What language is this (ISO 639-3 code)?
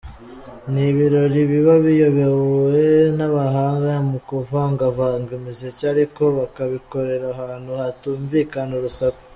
kin